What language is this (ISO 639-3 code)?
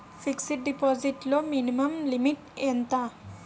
tel